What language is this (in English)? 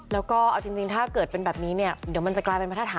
Thai